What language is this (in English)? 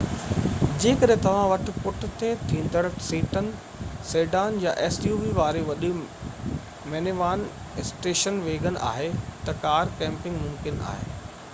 Sindhi